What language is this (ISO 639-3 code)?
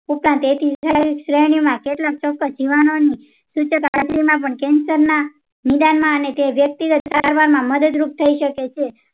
guj